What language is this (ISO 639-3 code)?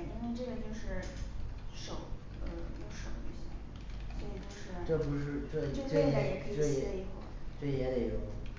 zho